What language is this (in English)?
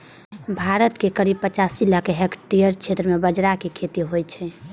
Maithili